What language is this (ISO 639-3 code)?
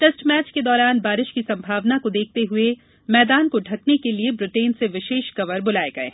hin